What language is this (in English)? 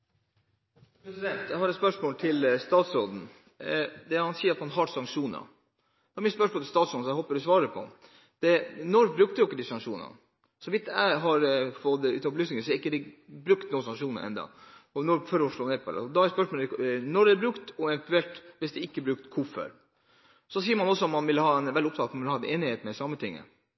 Norwegian Bokmål